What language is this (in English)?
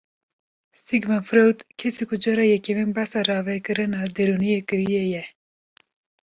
Kurdish